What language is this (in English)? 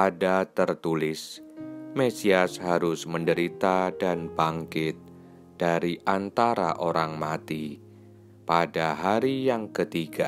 Indonesian